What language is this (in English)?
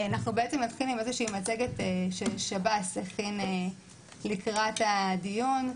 Hebrew